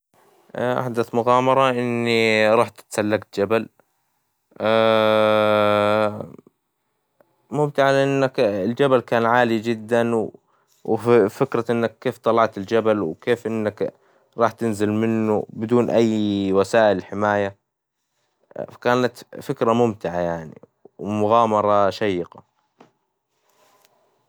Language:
Hijazi Arabic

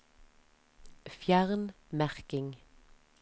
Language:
Norwegian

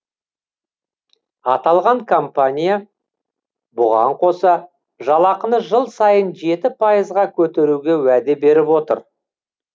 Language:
Kazakh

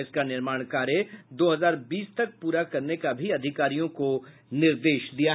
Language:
Hindi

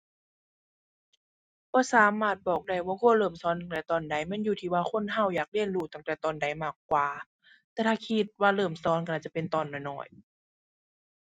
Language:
Thai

